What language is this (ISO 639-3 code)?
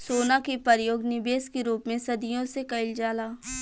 bho